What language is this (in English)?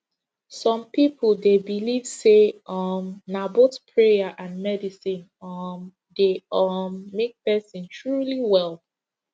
Nigerian Pidgin